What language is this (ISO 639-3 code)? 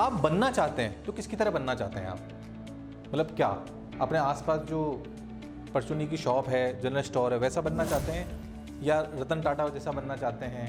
hin